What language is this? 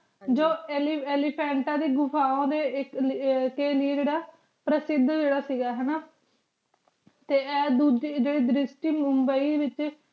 Punjabi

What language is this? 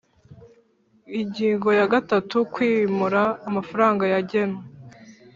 Kinyarwanda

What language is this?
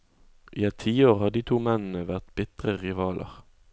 Norwegian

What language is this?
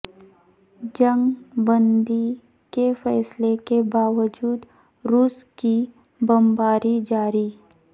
Urdu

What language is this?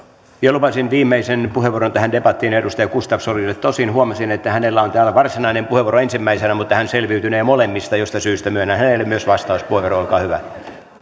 Finnish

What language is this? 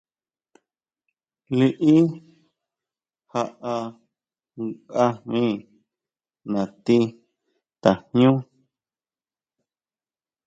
Huautla Mazatec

